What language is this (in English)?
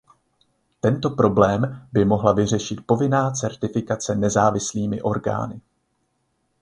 Czech